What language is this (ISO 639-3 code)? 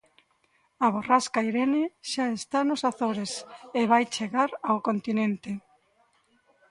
glg